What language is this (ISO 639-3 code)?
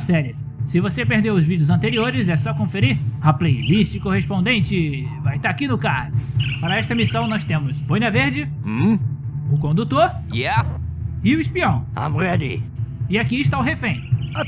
por